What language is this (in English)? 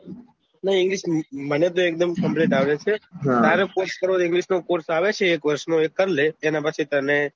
Gujarati